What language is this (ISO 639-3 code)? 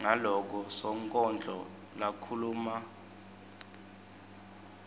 ssw